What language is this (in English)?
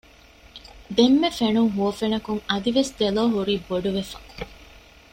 Divehi